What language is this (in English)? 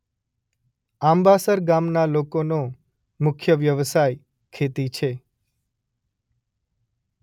Gujarati